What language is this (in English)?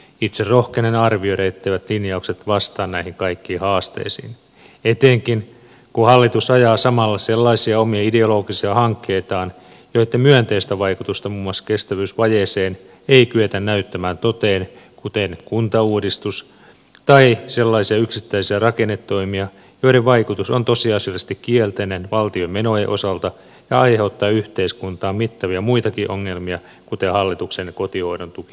Finnish